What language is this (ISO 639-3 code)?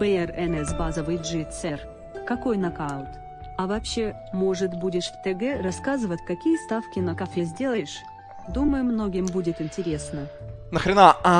rus